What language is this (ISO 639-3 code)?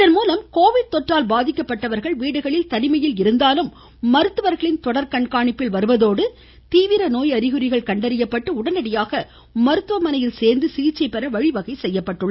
tam